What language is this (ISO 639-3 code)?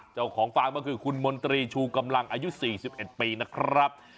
tha